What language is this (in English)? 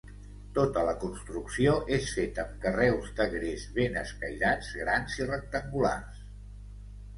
Catalan